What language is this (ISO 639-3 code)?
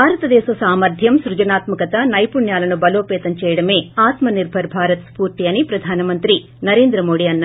tel